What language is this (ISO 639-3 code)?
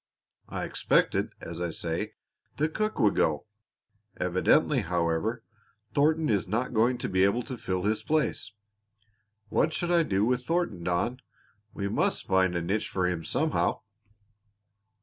eng